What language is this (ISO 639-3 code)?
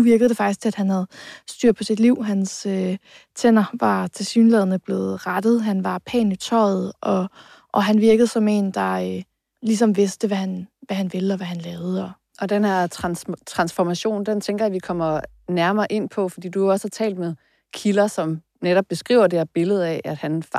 dan